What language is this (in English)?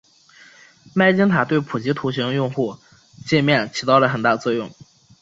Chinese